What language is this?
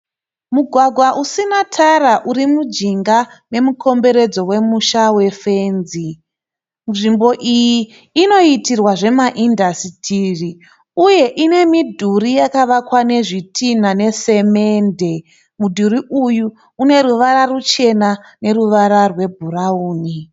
Shona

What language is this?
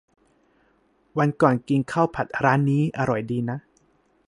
Thai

